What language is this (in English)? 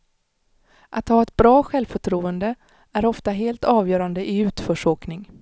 Swedish